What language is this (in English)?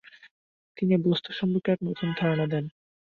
Bangla